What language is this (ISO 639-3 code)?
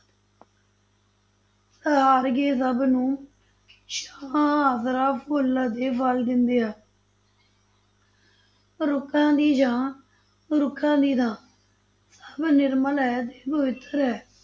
pan